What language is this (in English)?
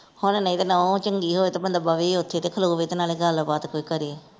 Punjabi